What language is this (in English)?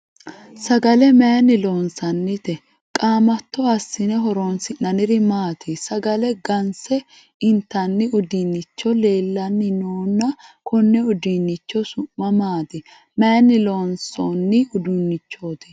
Sidamo